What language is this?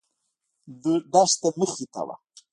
Pashto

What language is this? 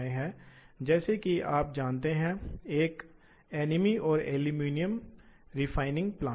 Hindi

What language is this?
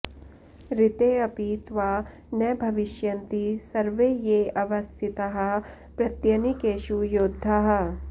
Sanskrit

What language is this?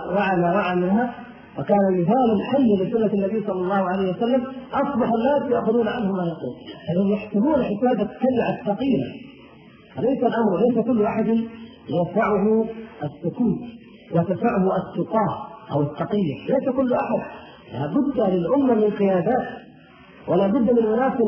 Arabic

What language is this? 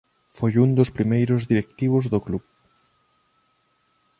Galician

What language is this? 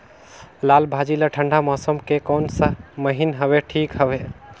Chhattisgarhi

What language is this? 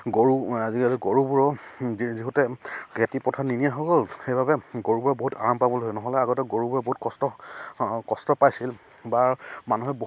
Assamese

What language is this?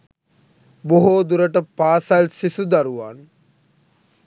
Sinhala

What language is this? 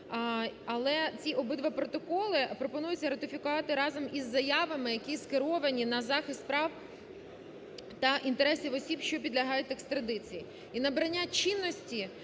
Ukrainian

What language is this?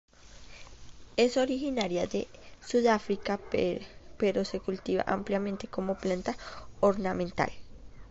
Spanish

